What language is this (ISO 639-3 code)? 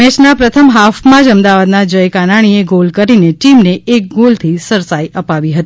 guj